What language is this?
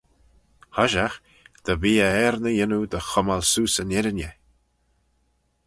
Manx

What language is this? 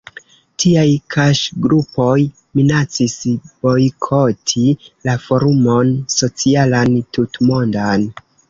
Esperanto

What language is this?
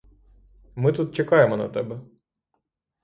Ukrainian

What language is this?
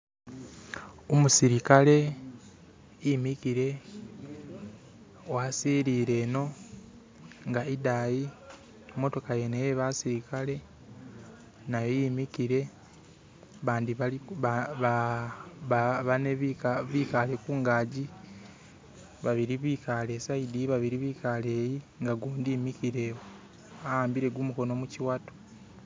Masaaba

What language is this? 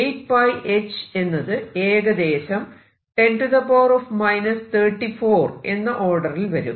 Malayalam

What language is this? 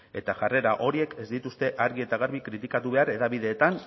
Basque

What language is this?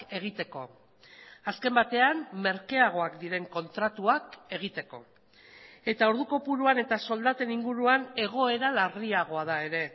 Basque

